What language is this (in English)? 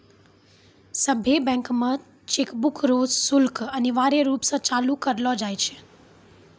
Maithili